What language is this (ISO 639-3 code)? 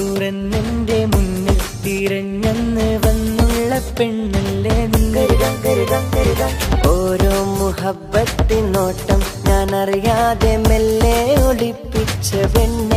hin